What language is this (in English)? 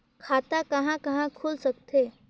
Chhattisgarhi